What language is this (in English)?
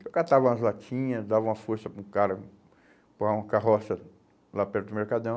Portuguese